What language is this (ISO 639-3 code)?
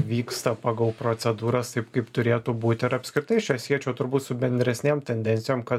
lit